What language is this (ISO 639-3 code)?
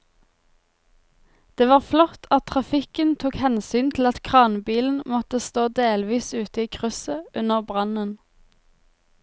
nor